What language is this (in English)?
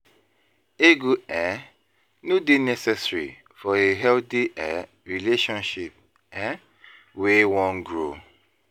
Nigerian Pidgin